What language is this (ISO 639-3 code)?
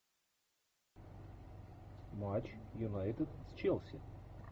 rus